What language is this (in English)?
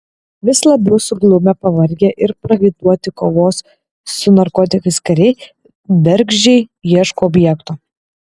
Lithuanian